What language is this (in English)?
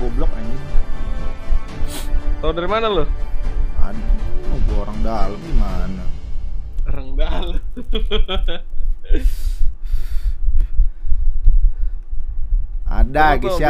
Indonesian